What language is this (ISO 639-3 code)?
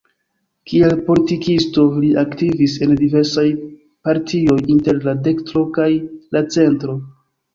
epo